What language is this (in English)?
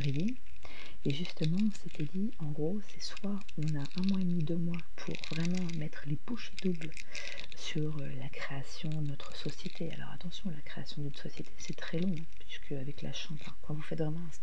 French